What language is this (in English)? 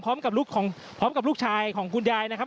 Thai